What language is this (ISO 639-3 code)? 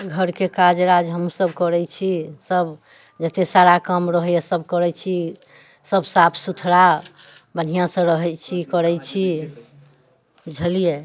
mai